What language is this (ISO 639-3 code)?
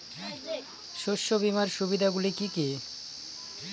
ben